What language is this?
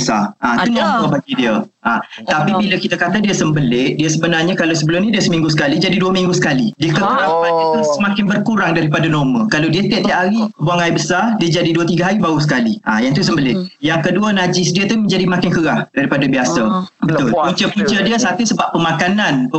Malay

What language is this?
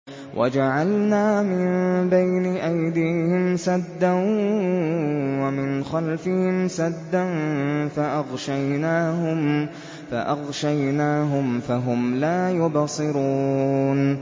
Arabic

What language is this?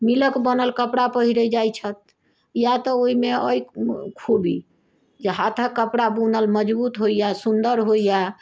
Maithili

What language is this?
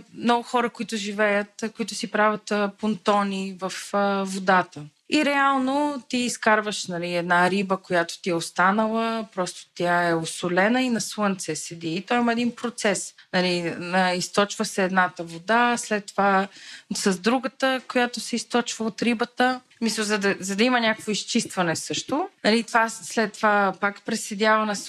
Bulgarian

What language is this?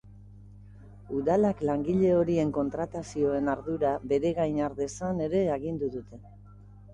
Basque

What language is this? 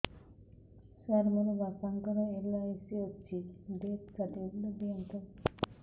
Odia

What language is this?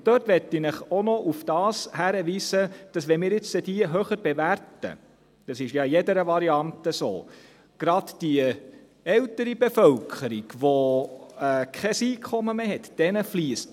Swiss German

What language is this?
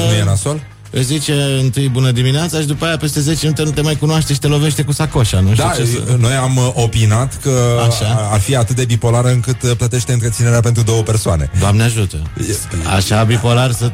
Romanian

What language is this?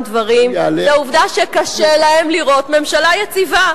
Hebrew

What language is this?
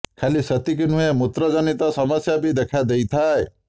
Odia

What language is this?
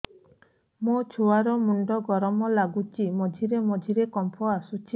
Odia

